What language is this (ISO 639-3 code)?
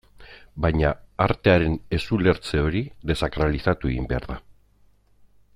eus